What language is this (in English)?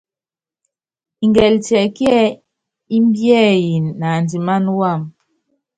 Yangben